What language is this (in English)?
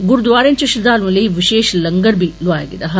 Dogri